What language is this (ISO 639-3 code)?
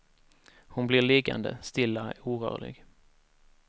swe